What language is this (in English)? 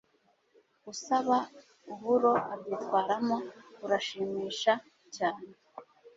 Kinyarwanda